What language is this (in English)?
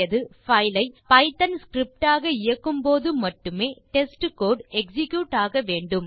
Tamil